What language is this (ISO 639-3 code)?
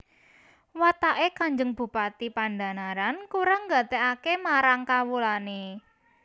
jav